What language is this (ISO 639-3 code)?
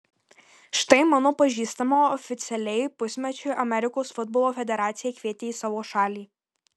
lit